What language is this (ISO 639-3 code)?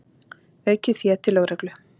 isl